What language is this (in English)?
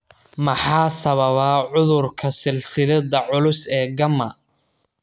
Somali